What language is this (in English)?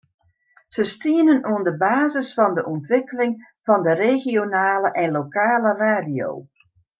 Western Frisian